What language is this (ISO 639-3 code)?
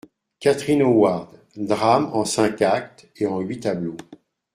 fra